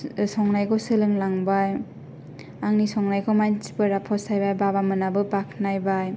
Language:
Bodo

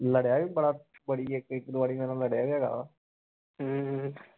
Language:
Punjabi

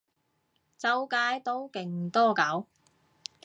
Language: Cantonese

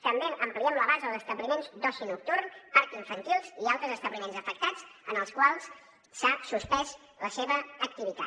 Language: Catalan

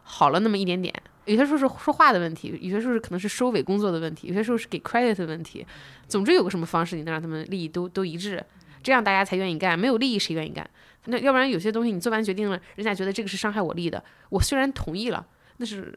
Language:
Chinese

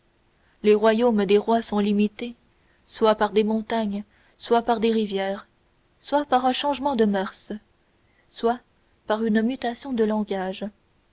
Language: French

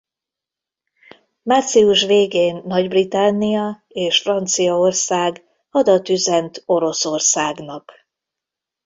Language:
Hungarian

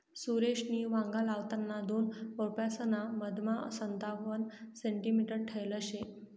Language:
Marathi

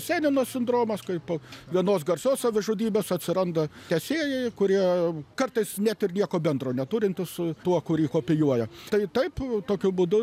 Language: Lithuanian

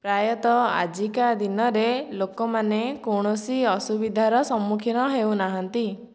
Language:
Odia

